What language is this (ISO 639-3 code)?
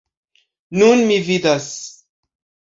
epo